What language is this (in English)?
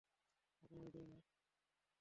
Bangla